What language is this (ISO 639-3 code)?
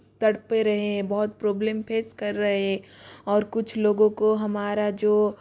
hin